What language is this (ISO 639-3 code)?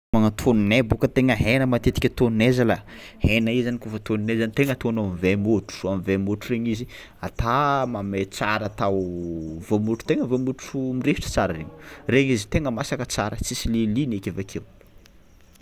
xmw